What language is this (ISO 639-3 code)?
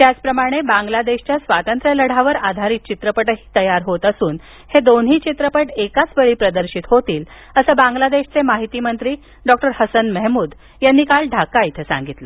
mar